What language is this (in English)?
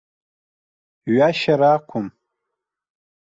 Abkhazian